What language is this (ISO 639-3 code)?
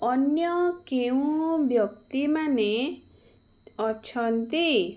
ori